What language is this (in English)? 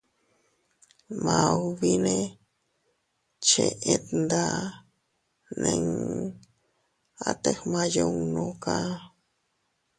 Teutila Cuicatec